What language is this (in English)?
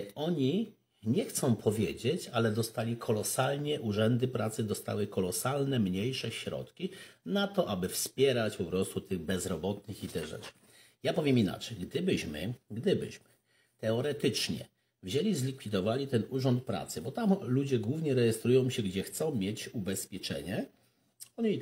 Polish